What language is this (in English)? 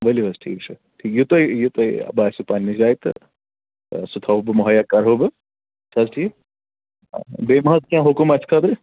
Kashmiri